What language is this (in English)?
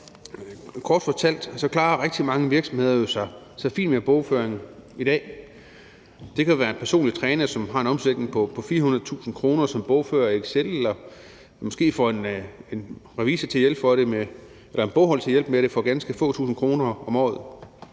Danish